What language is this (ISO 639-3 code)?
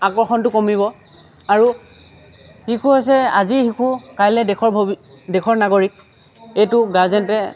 asm